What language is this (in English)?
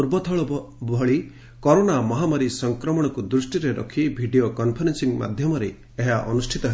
Odia